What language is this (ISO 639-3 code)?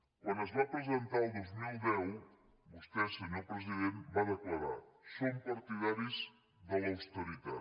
cat